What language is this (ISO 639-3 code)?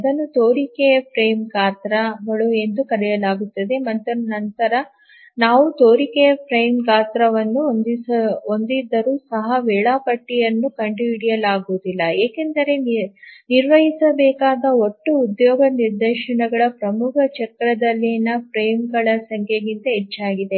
kan